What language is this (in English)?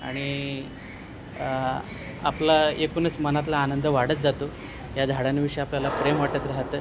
Marathi